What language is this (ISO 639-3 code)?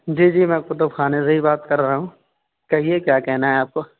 urd